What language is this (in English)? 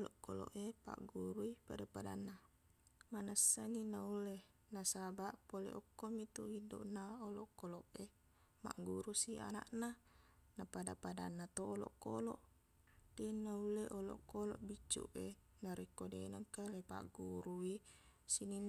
Buginese